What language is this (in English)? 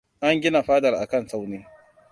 Hausa